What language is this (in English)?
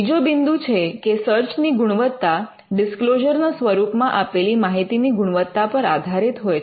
Gujarati